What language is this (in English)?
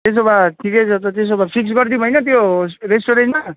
Nepali